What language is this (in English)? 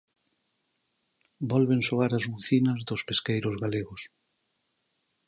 Galician